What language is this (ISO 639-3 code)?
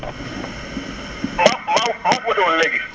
wol